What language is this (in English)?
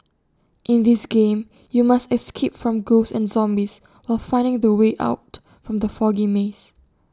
English